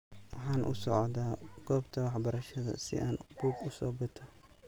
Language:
Somali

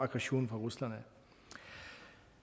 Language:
Danish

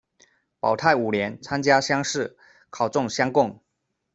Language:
Chinese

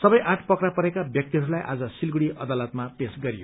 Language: Nepali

